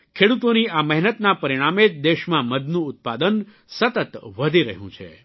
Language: Gujarati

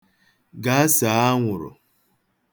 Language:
Igbo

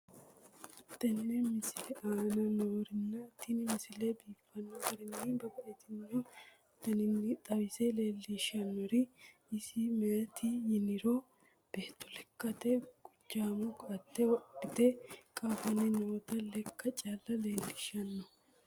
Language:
Sidamo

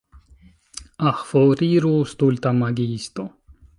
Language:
Esperanto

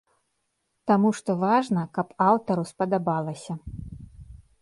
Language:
Belarusian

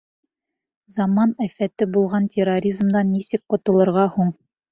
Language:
Bashkir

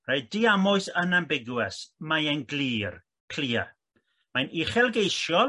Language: Welsh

